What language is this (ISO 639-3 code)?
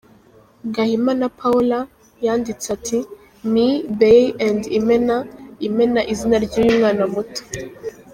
kin